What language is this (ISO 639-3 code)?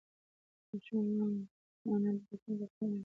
pus